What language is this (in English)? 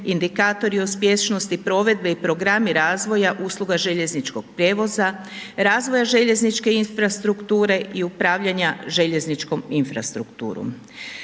Croatian